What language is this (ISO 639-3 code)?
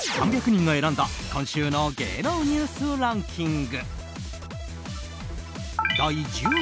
jpn